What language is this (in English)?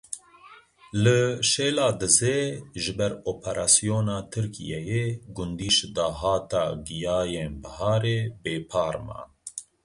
Kurdish